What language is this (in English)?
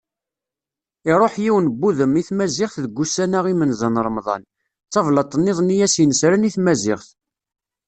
Kabyle